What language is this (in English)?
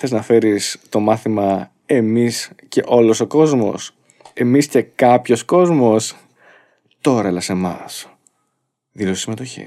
Greek